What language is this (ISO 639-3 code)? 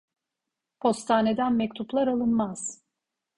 tur